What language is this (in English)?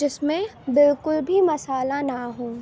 Urdu